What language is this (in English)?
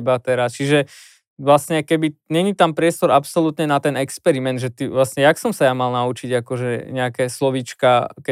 Slovak